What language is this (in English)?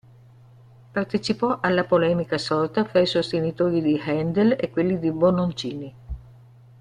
Italian